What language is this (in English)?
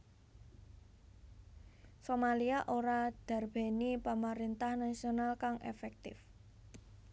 Javanese